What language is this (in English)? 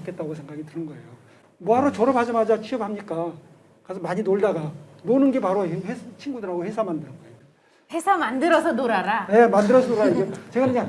Korean